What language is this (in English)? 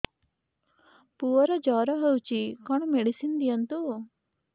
Odia